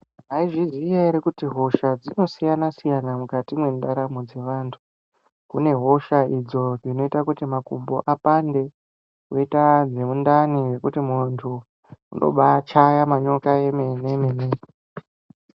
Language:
Ndau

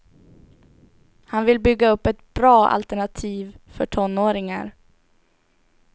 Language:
Swedish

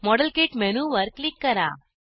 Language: Marathi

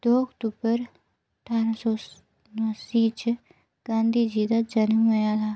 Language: Dogri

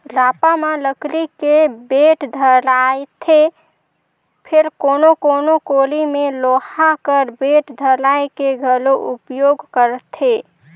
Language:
Chhattisgarhi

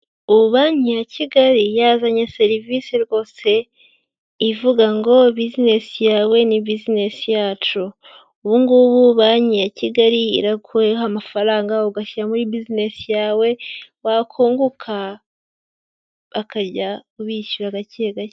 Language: Kinyarwanda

